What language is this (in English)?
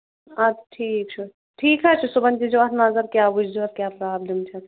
Kashmiri